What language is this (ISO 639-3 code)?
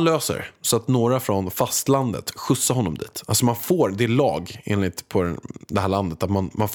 swe